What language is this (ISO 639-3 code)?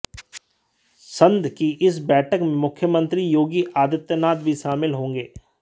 hin